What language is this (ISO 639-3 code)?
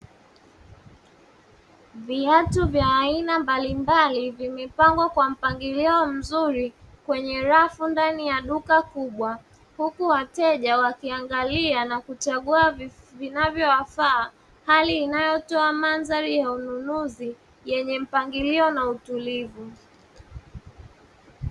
swa